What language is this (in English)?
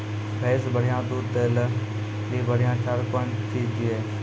Maithili